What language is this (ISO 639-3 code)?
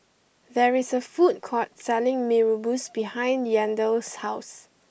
eng